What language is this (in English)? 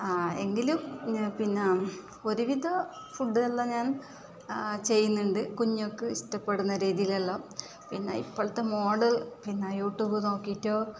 Malayalam